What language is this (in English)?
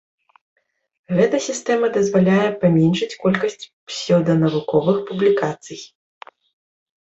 Belarusian